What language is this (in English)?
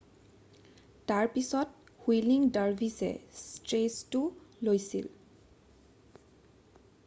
Assamese